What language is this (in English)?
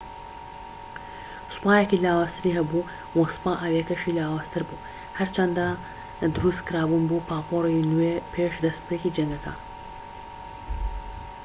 Central Kurdish